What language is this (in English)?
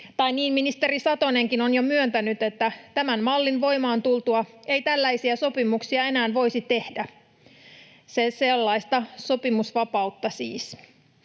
Finnish